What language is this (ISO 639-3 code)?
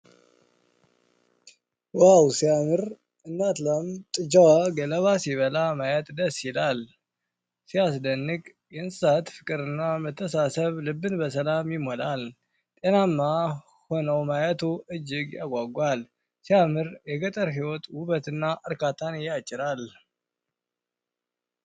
amh